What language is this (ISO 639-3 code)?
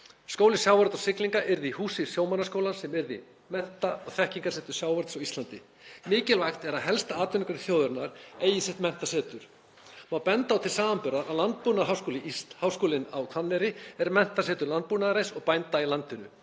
isl